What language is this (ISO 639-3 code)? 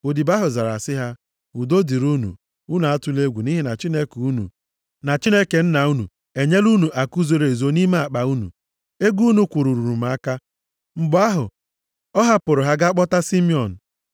ibo